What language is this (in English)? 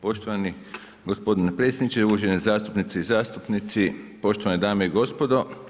Croatian